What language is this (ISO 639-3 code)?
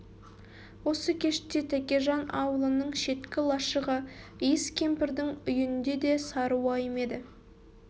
kaz